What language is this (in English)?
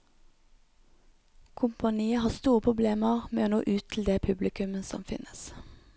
Norwegian